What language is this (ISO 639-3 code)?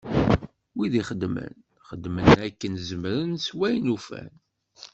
kab